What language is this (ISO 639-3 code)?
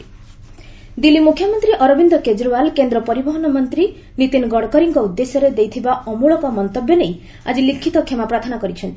ori